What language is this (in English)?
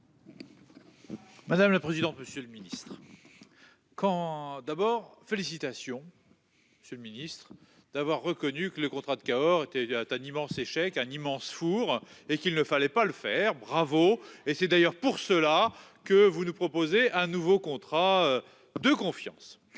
French